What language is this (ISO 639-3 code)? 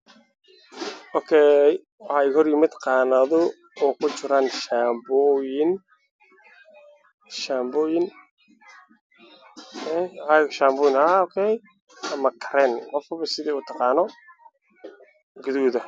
som